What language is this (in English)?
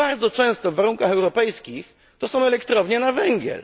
Polish